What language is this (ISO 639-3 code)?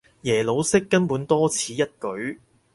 yue